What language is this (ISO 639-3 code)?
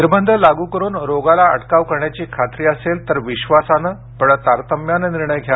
mar